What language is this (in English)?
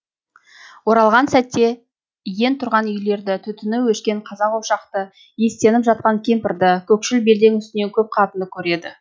Kazakh